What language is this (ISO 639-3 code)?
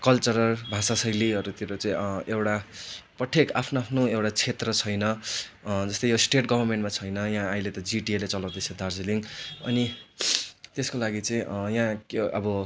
nep